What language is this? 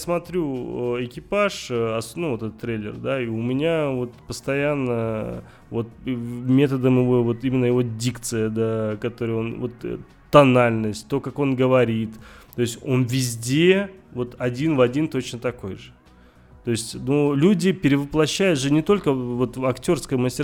Russian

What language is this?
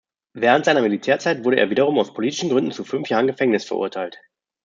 German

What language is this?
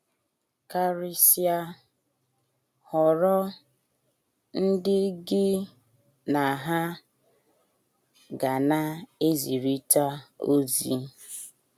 Igbo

